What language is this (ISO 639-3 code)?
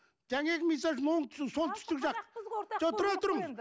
kaz